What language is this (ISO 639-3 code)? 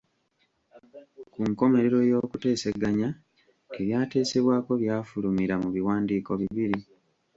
lug